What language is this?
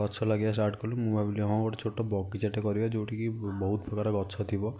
Odia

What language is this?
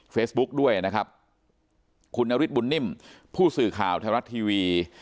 Thai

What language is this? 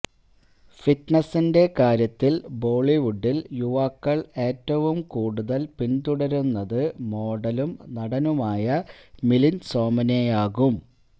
Malayalam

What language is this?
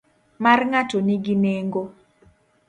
Luo (Kenya and Tanzania)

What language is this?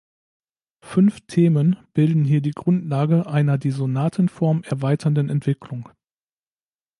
German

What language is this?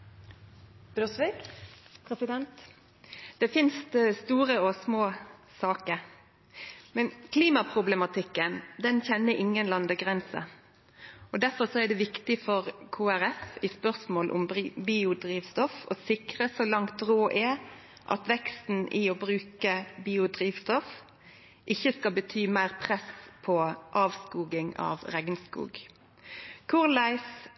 Norwegian Nynorsk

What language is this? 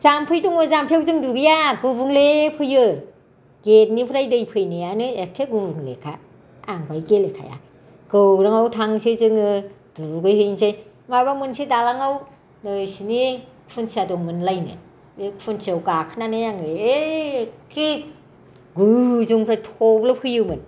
Bodo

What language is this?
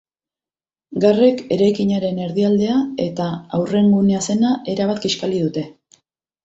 Basque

